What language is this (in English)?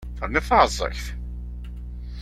Kabyle